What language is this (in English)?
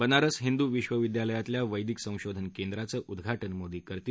Marathi